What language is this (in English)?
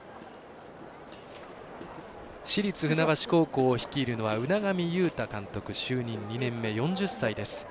Japanese